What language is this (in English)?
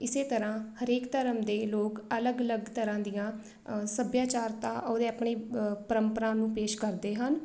Punjabi